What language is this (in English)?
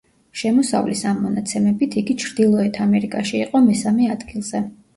Georgian